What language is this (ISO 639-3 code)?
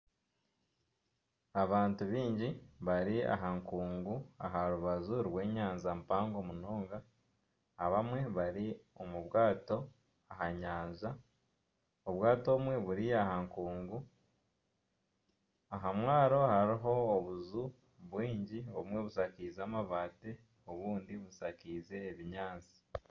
nyn